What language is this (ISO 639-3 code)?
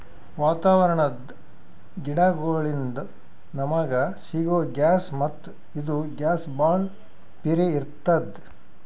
kan